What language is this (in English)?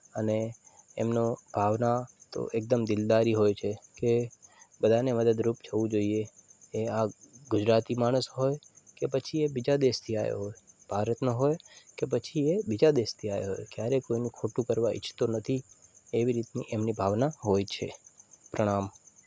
Gujarati